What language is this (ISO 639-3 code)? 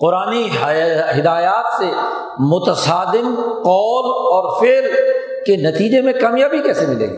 urd